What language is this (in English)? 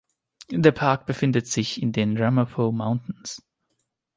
German